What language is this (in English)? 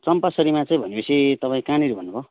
Nepali